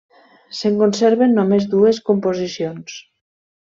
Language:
Catalan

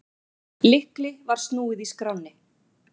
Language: Icelandic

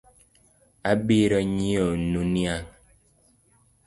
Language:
Luo (Kenya and Tanzania)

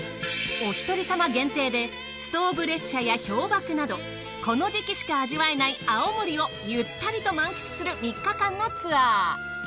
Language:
Japanese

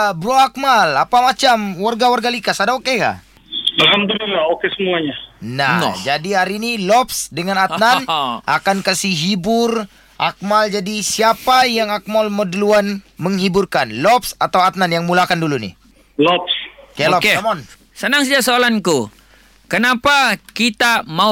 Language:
Malay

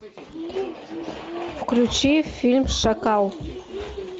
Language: Russian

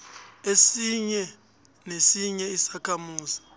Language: South Ndebele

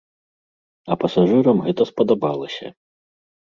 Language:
Belarusian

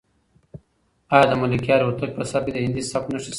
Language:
Pashto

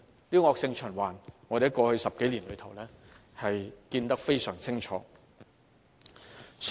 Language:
Cantonese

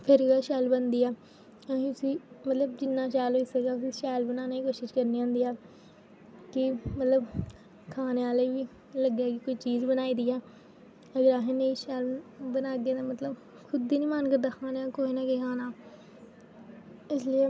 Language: Dogri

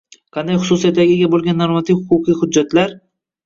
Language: Uzbek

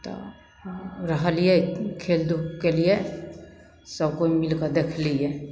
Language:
Maithili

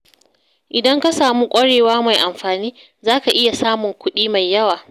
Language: Hausa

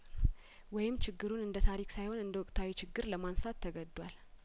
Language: Amharic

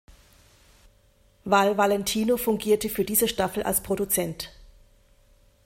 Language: German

